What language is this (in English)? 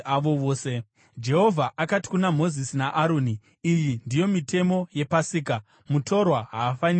Shona